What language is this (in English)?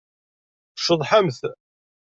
Kabyle